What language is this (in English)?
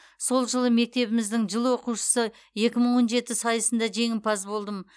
Kazakh